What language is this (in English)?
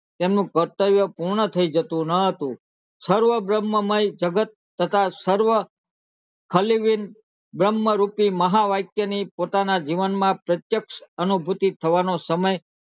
Gujarati